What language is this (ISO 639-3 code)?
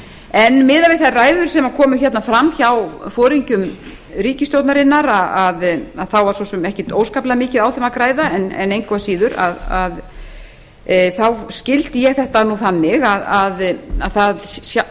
isl